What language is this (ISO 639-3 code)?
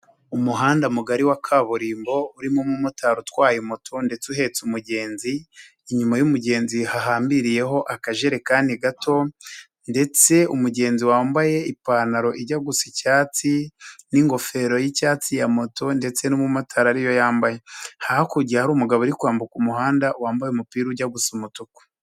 kin